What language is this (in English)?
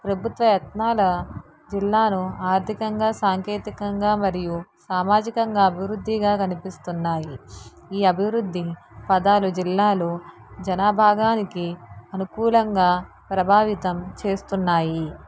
Telugu